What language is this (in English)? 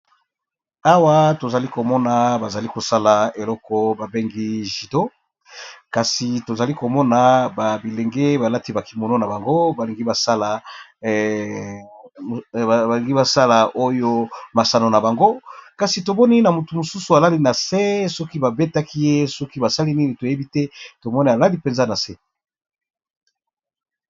Lingala